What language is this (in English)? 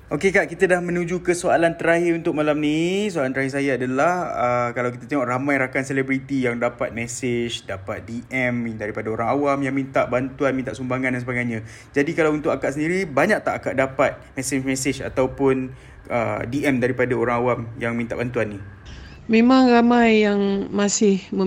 Malay